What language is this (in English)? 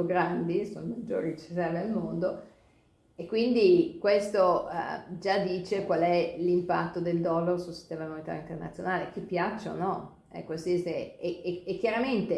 Italian